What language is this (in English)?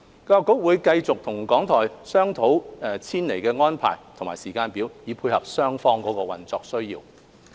Cantonese